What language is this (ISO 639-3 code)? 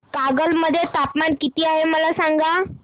mar